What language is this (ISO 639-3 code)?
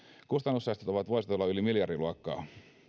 fin